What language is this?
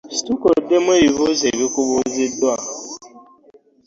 Ganda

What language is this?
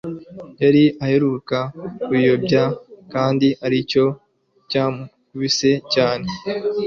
Kinyarwanda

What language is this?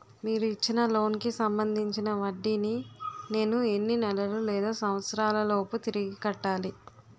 Telugu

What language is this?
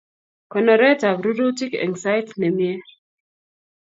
Kalenjin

